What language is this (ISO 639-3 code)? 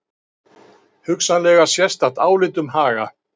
isl